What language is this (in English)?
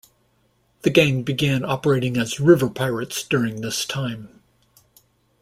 English